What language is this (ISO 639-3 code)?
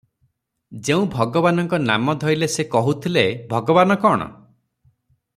ori